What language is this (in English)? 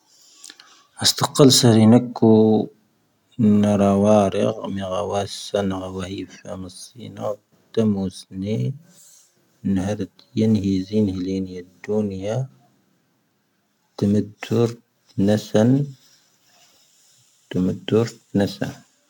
Tahaggart Tamahaq